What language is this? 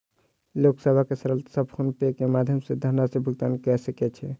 Maithili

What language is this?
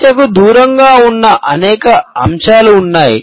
Telugu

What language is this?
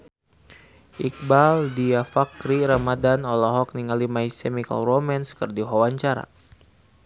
Sundanese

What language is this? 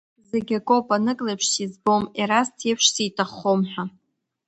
Abkhazian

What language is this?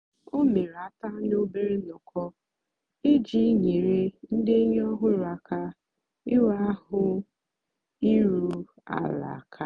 Igbo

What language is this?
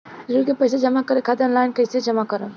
Bhojpuri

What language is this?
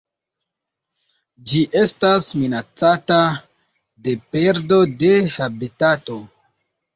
Esperanto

